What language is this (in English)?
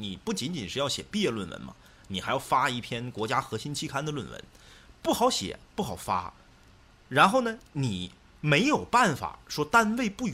Chinese